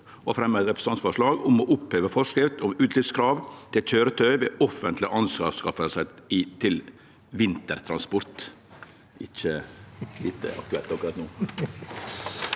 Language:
Norwegian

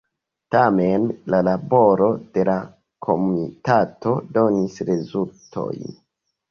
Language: Esperanto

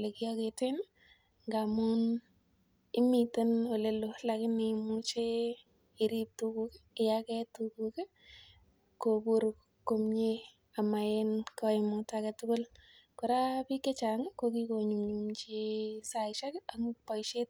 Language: Kalenjin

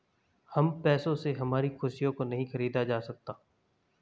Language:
Hindi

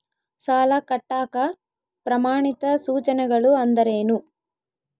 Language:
Kannada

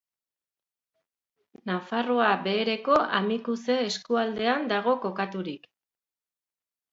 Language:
Basque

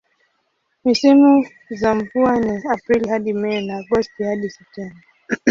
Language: Swahili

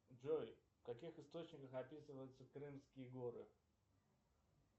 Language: Russian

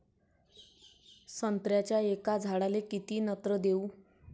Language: Marathi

